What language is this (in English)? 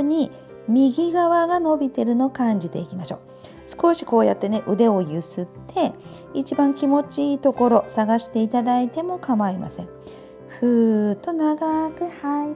Japanese